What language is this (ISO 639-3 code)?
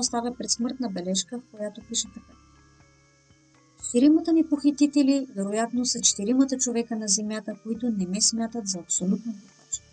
bul